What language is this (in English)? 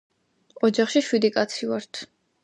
Georgian